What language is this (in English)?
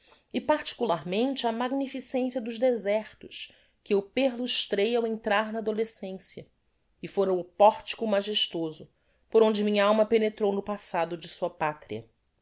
Portuguese